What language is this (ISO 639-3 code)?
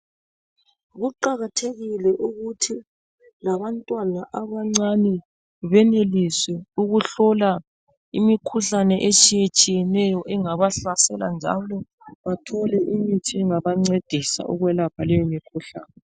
nde